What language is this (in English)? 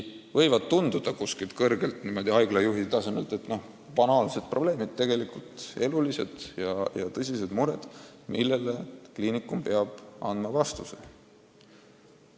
Estonian